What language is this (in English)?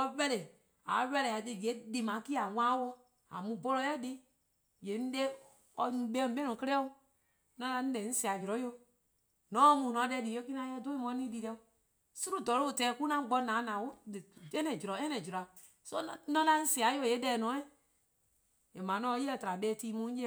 Eastern Krahn